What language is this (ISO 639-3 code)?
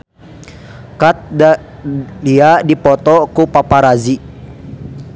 sun